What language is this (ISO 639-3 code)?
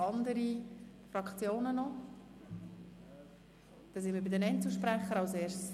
gsw